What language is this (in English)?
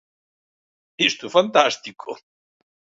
Galician